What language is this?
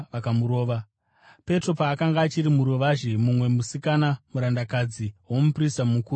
Shona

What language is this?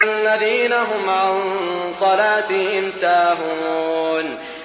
Arabic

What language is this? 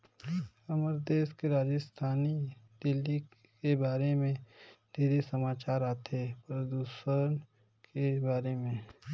Chhattisgarhi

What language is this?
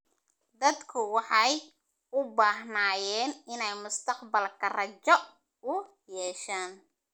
Somali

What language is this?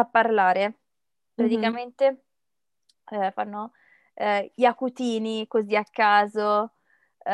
Italian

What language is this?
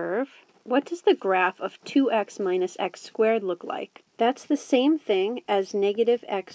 English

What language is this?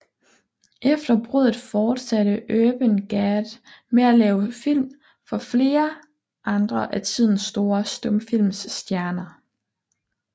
Danish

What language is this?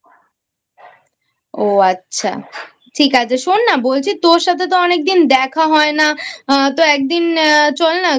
Bangla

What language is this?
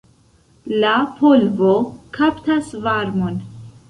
Esperanto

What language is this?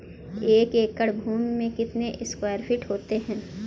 Hindi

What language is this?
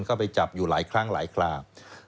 Thai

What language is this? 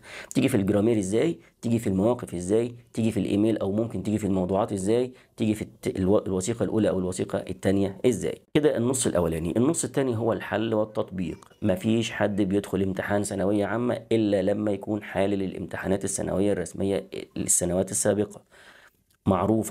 Arabic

